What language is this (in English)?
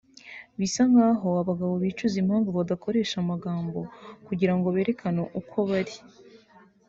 Kinyarwanda